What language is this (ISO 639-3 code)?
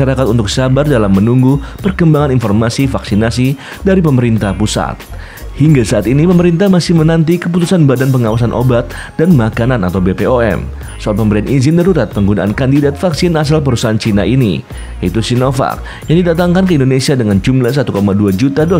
ind